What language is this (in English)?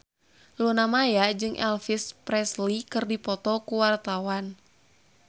Sundanese